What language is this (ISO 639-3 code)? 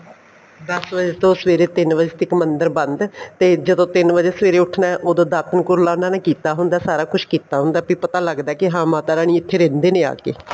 pan